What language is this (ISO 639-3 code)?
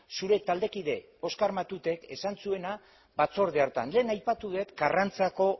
eus